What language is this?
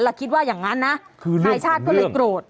Thai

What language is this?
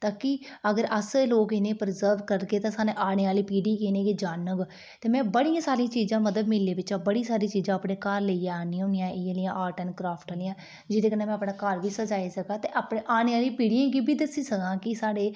Dogri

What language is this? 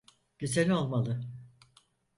Turkish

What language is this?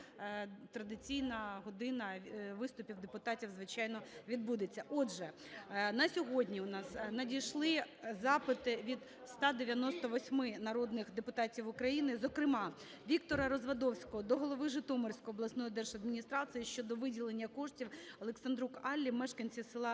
Ukrainian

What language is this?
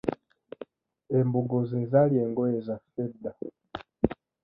Ganda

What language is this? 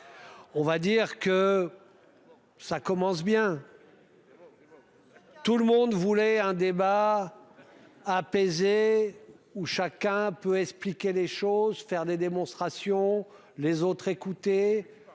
French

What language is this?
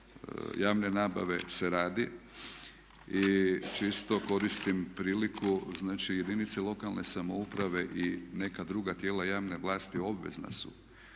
Croatian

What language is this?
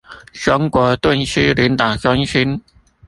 Chinese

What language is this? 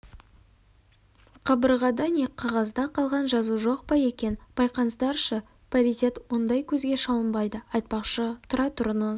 Kazakh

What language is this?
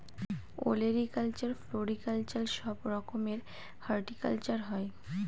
Bangla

